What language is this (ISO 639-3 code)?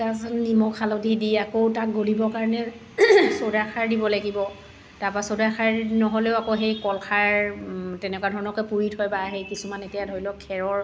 asm